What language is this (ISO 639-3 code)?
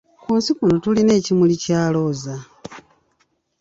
lug